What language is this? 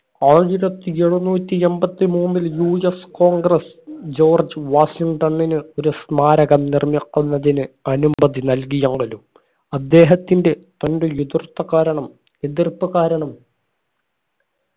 Malayalam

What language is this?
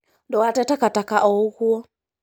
Kikuyu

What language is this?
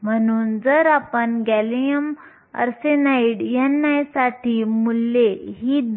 Marathi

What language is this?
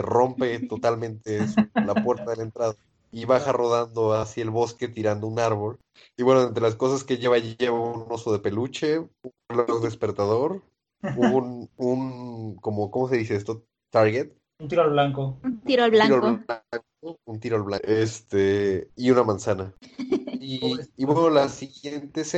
Spanish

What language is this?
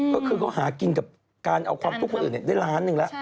Thai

